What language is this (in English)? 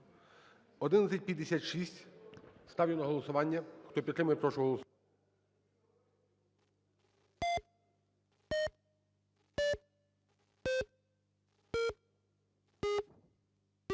Ukrainian